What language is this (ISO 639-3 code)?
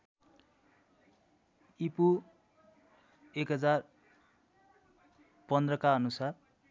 nep